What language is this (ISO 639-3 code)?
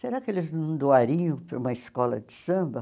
por